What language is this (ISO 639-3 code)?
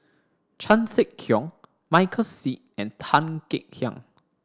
eng